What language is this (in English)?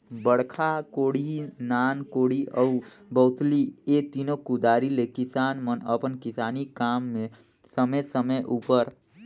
Chhattisgarhi